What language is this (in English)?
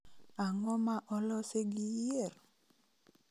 Luo (Kenya and Tanzania)